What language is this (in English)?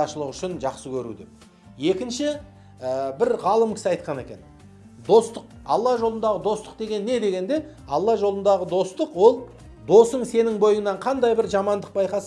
Turkish